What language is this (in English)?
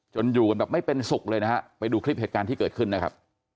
Thai